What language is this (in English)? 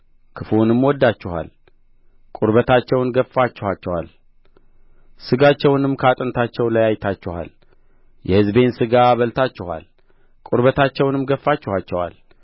Amharic